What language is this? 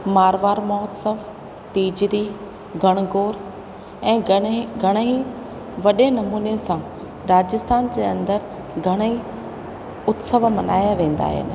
Sindhi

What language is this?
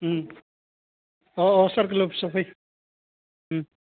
Bodo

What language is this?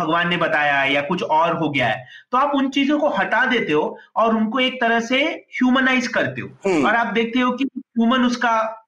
Hindi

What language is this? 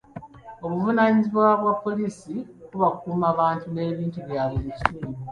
Ganda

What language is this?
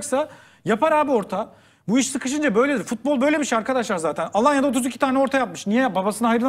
Turkish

